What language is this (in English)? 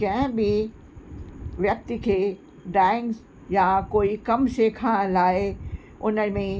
Sindhi